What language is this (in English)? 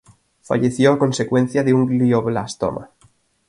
Spanish